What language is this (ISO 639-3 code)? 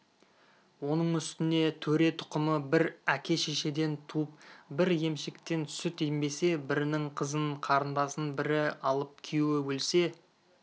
kaz